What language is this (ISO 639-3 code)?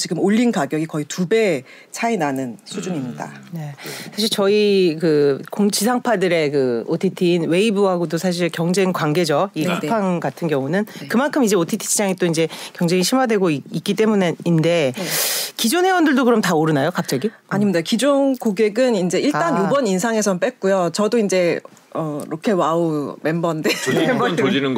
kor